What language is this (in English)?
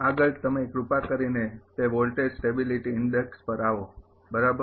Gujarati